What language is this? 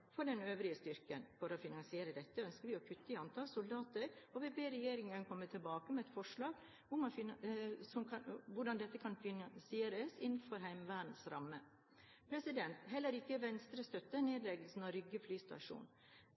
Norwegian Bokmål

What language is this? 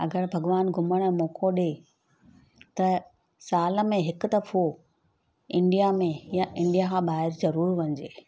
Sindhi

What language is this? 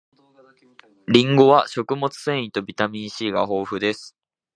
Japanese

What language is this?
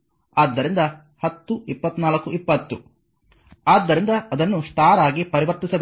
Kannada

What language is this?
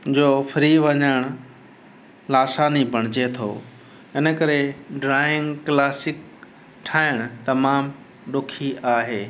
Sindhi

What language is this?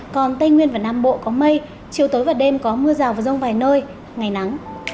Vietnamese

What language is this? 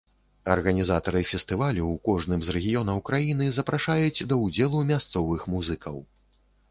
Belarusian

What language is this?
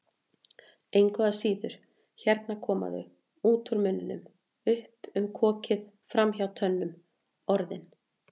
Icelandic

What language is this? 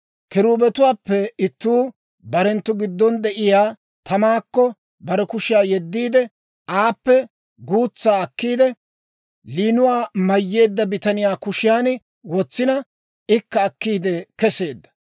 Dawro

